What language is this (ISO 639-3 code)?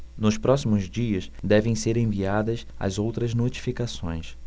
por